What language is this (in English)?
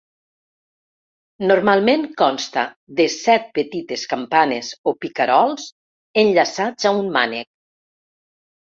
Catalan